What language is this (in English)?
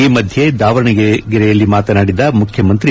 Kannada